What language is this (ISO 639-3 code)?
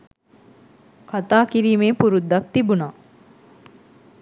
sin